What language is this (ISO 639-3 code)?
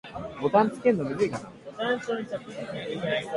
jpn